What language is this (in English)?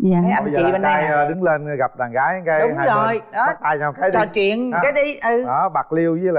Vietnamese